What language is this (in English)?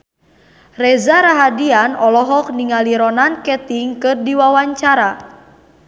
Sundanese